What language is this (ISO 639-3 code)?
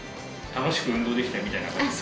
jpn